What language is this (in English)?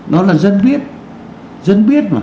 Vietnamese